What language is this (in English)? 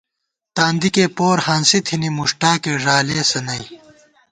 Gawar-Bati